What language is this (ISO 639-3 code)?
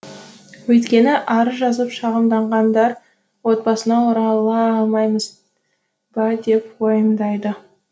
kaz